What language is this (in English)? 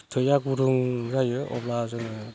Bodo